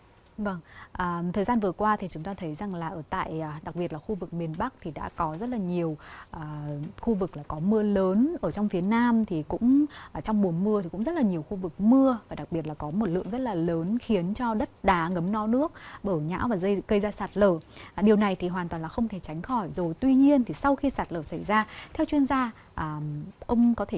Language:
Vietnamese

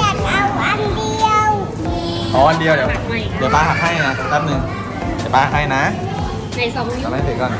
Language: Thai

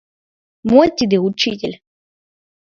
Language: Mari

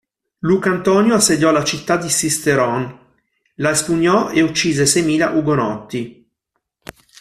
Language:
Italian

